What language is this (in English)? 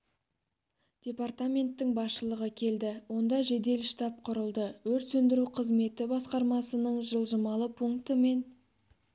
Kazakh